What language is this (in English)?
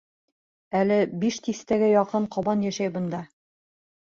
Bashkir